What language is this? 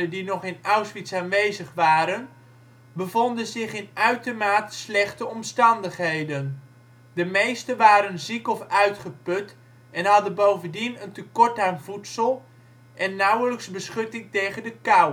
Dutch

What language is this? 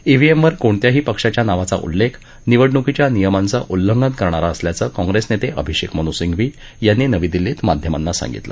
Marathi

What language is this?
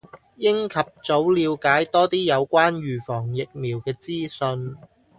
Cantonese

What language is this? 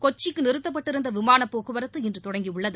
Tamil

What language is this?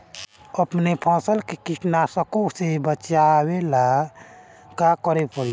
Bhojpuri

